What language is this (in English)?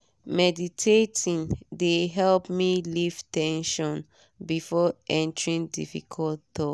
Nigerian Pidgin